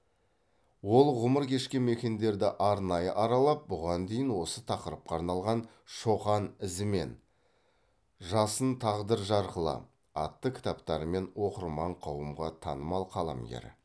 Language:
Kazakh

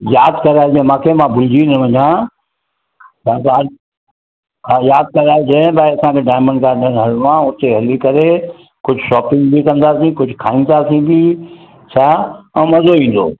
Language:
Sindhi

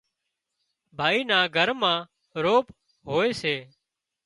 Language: Wadiyara Koli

